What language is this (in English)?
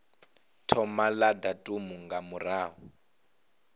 Venda